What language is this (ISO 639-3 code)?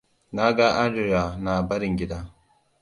hau